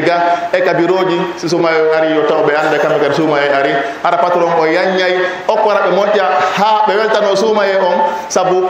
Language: Indonesian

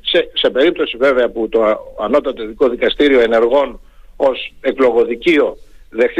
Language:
Greek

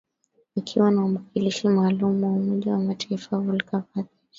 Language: Swahili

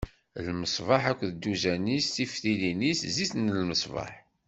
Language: Kabyle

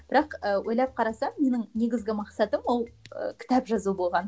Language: Kazakh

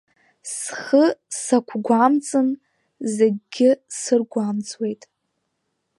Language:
Abkhazian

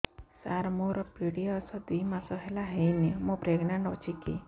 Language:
Odia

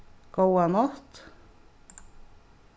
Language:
Faroese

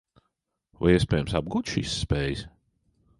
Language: Latvian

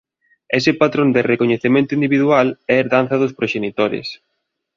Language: Galician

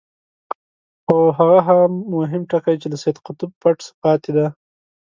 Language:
Pashto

